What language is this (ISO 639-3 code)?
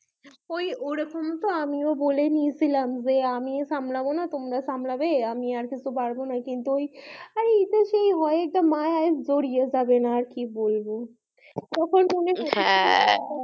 ben